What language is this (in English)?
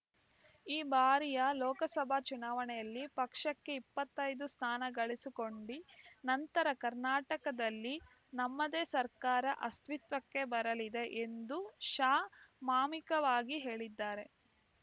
Kannada